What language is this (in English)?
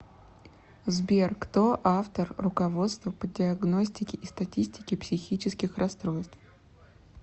Russian